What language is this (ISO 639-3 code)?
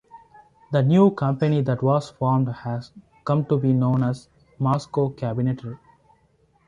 eng